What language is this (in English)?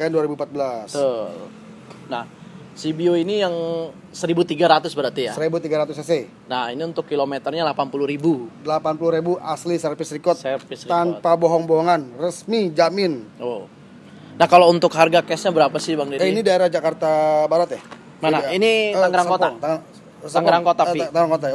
Indonesian